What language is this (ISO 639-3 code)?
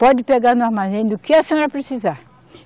por